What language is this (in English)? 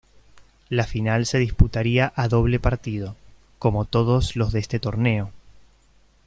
Spanish